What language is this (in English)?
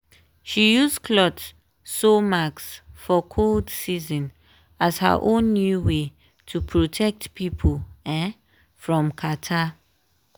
Nigerian Pidgin